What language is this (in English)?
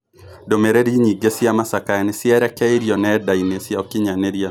Kikuyu